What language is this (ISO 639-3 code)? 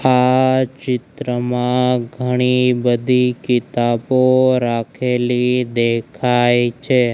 guj